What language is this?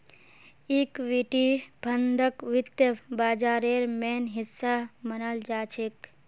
Magahi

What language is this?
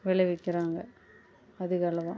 Tamil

